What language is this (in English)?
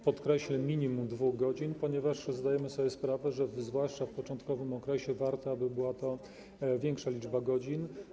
Polish